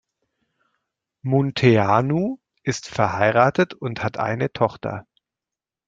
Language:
German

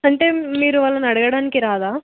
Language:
Telugu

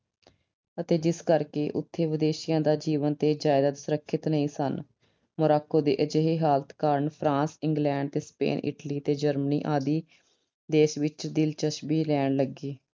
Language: Punjabi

